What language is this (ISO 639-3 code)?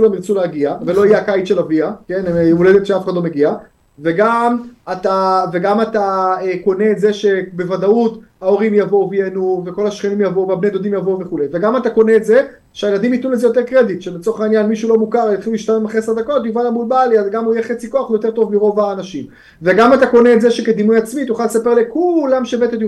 heb